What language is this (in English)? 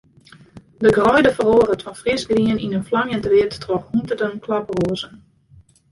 Western Frisian